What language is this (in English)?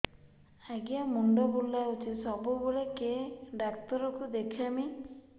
Odia